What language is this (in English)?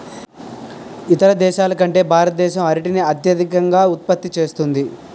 Telugu